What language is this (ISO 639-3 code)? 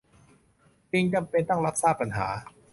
tha